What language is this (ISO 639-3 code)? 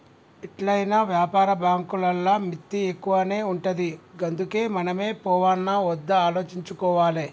tel